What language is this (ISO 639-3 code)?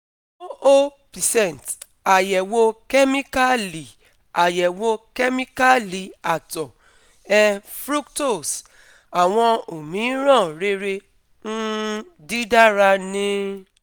yor